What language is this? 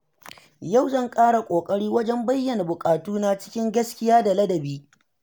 Hausa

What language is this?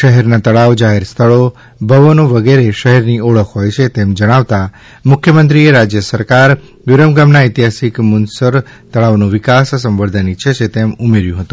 Gujarati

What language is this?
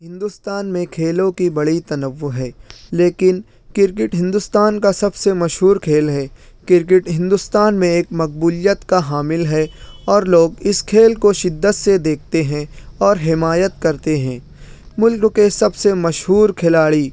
Urdu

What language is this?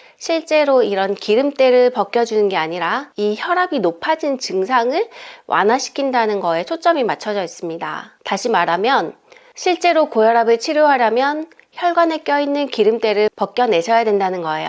Korean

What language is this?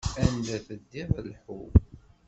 Kabyle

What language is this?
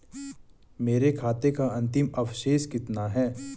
Hindi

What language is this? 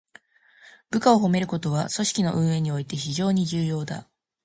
Japanese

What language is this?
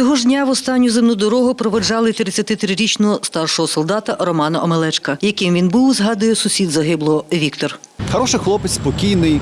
Ukrainian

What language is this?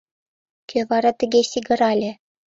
Mari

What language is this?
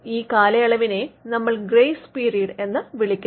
Malayalam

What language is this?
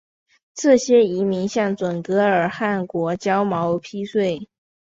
Chinese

